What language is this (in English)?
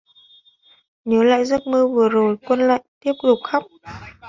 Vietnamese